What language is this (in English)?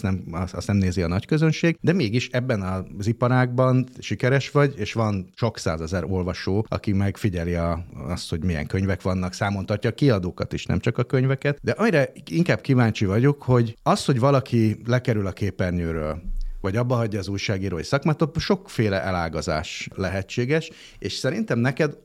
Hungarian